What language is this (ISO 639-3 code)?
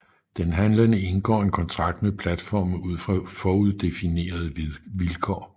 dan